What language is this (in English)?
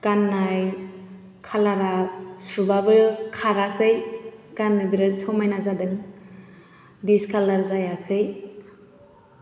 Bodo